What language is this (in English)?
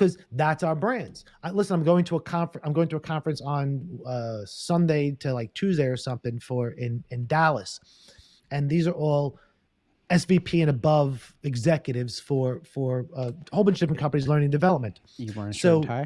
English